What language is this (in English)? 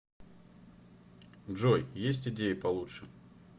Russian